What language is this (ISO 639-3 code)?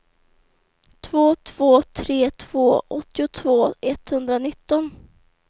swe